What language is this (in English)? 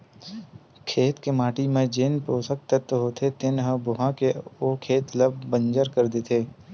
Chhattisgarhi